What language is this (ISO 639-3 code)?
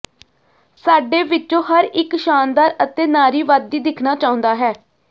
pan